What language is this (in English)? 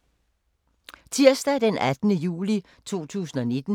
Danish